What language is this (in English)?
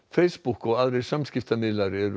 Icelandic